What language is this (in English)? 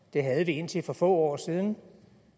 Danish